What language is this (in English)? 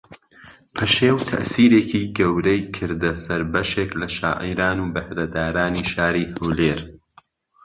Central Kurdish